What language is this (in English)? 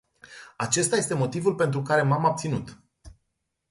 Romanian